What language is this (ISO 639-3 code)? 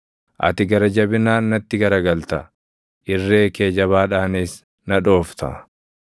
orm